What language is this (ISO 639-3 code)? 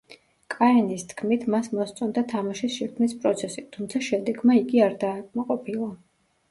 kat